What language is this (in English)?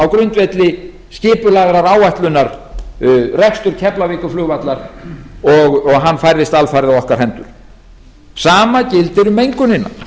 Icelandic